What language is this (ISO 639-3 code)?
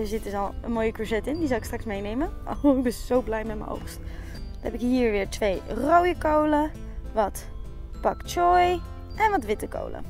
nld